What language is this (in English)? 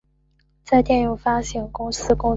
Chinese